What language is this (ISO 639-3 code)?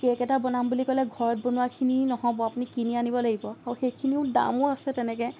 asm